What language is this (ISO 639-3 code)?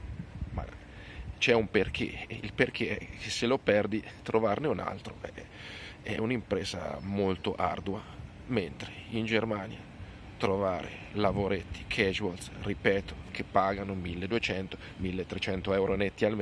ita